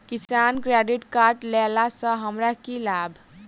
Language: Maithili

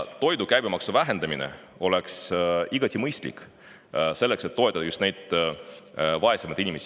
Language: Estonian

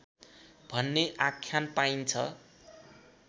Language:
Nepali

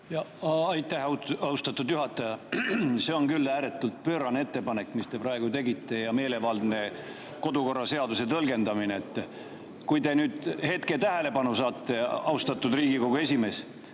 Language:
Estonian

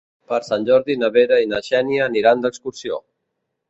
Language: Catalan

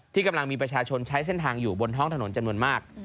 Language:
Thai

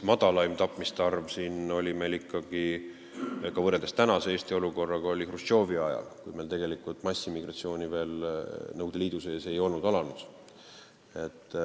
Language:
Estonian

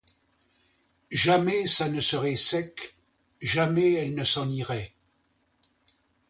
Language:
French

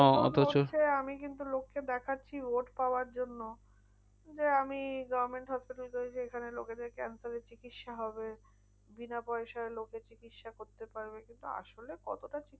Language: Bangla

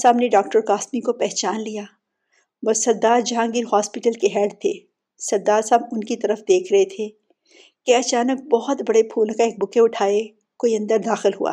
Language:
Urdu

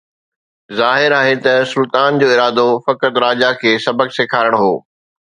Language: Sindhi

